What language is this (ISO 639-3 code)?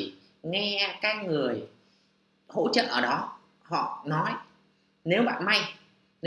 vie